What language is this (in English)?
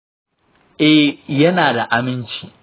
Hausa